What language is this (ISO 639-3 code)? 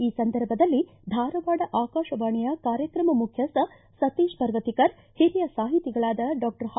kan